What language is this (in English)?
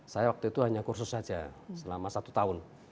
Indonesian